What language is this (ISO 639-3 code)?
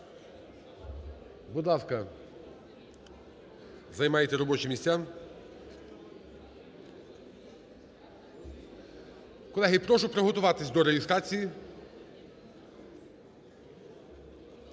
ukr